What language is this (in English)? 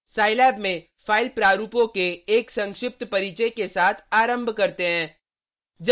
Hindi